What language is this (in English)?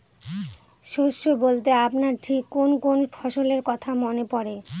Bangla